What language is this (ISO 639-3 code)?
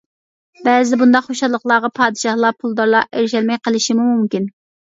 uig